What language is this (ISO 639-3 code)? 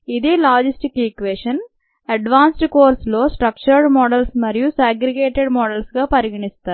tel